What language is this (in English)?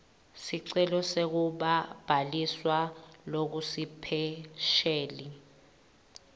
Swati